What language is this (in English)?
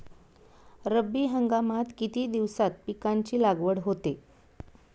Marathi